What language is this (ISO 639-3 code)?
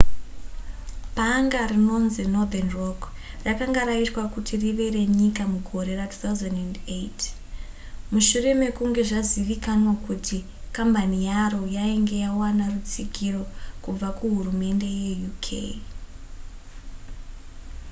sna